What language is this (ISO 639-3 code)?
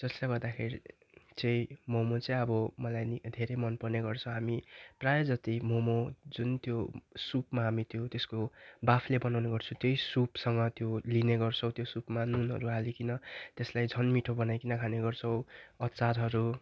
nep